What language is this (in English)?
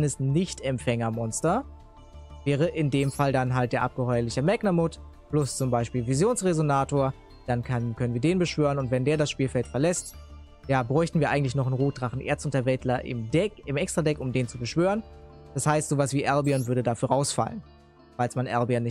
German